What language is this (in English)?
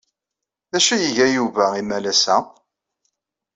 Kabyle